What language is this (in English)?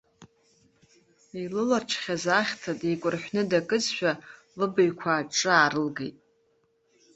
Abkhazian